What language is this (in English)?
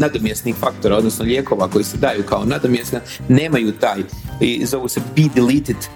Croatian